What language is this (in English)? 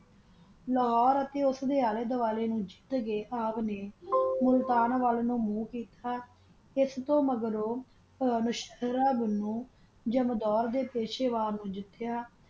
Punjabi